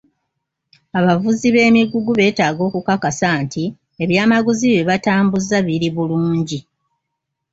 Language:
Ganda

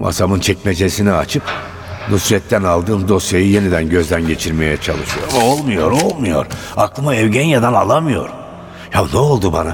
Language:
Turkish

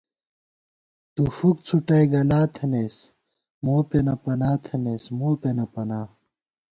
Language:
Gawar-Bati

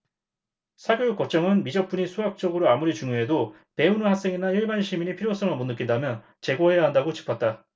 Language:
Korean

